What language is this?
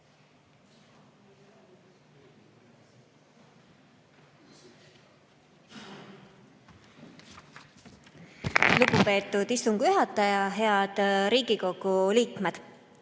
Estonian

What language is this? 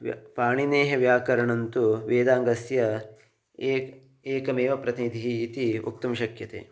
Sanskrit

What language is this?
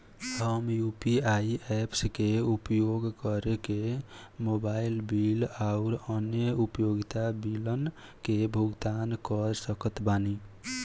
Bhojpuri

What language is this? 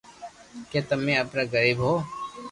Loarki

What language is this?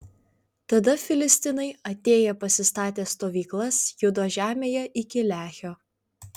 Lithuanian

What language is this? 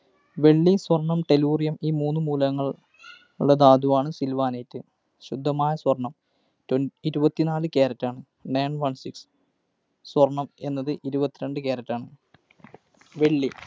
Malayalam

